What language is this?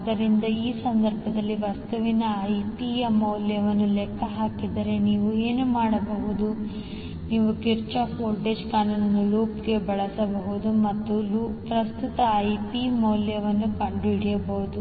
Kannada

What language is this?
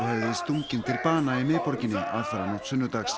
Icelandic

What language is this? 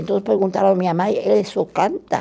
Portuguese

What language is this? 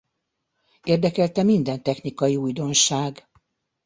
Hungarian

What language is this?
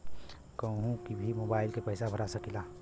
Bhojpuri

